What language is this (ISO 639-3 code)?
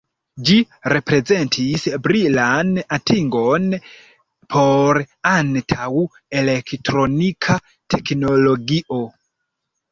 epo